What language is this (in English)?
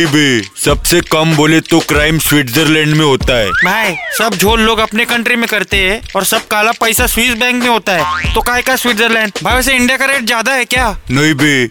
Hindi